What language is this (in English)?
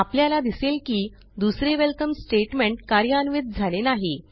Marathi